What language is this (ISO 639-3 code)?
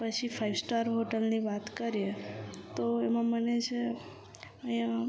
guj